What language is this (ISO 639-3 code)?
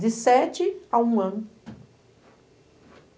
por